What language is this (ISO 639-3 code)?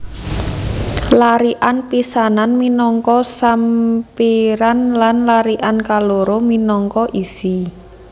jav